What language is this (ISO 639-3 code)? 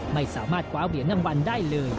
tha